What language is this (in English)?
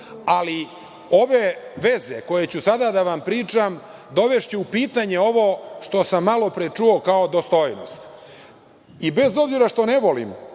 Serbian